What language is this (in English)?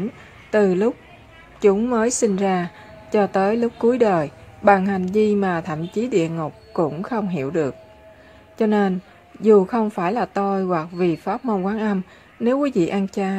Vietnamese